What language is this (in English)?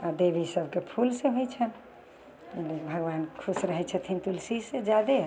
Maithili